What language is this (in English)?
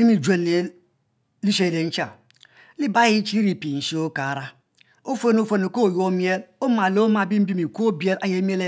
Mbe